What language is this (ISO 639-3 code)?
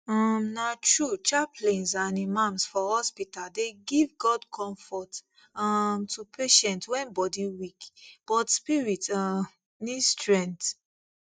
pcm